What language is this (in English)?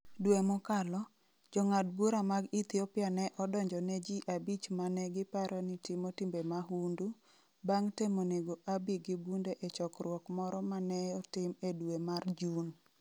Luo (Kenya and Tanzania)